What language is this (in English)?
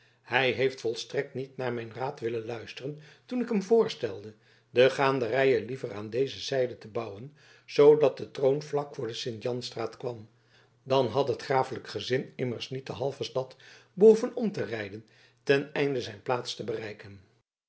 Dutch